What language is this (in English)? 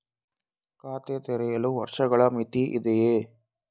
Kannada